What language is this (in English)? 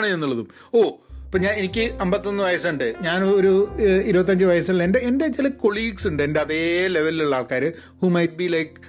Malayalam